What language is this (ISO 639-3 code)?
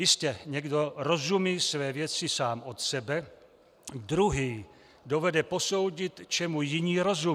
ces